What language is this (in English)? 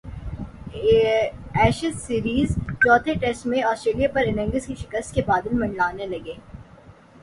Urdu